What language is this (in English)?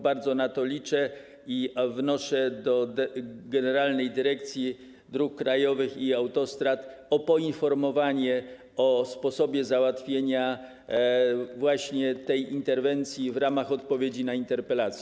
Polish